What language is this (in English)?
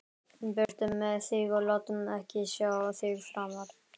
Icelandic